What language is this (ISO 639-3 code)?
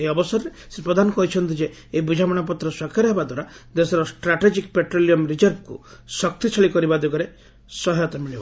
ori